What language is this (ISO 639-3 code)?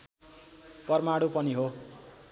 nep